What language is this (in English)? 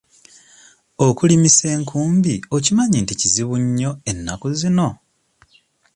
Ganda